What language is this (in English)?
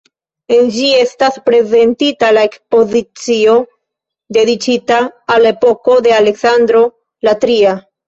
Esperanto